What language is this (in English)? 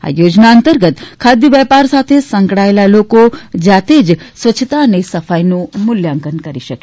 Gujarati